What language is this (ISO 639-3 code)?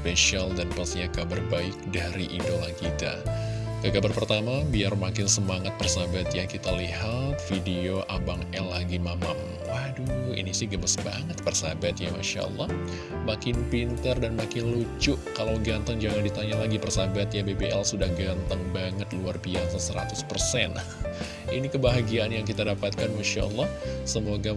ind